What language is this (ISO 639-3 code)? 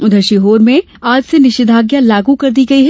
hin